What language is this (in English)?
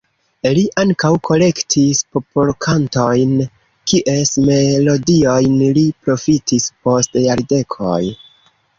Esperanto